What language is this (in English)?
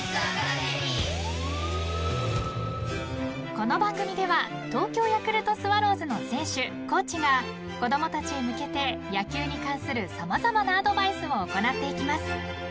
Japanese